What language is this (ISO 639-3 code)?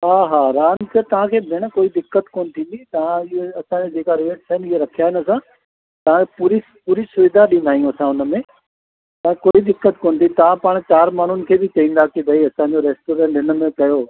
snd